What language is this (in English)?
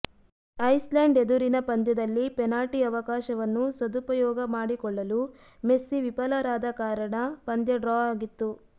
Kannada